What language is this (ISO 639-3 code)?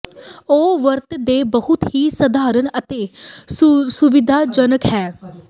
pan